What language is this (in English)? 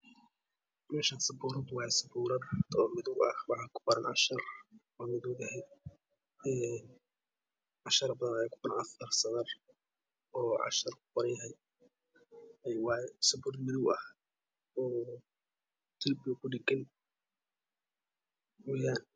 Somali